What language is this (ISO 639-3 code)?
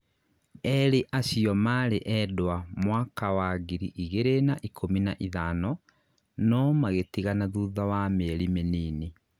kik